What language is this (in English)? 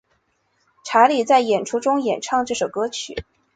Chinese